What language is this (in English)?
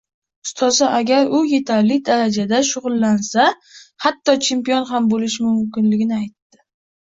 Uzbek